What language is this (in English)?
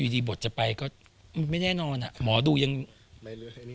Thai